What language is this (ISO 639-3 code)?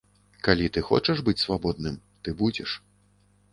bel